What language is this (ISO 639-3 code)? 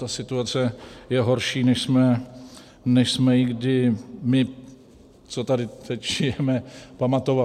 ces